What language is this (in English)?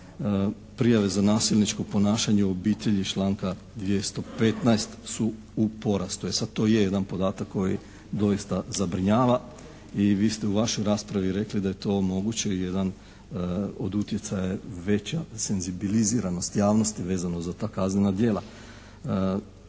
Croatian